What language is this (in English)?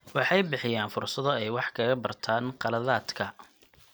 Somali